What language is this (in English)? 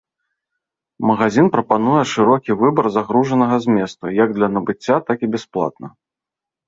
Belarusian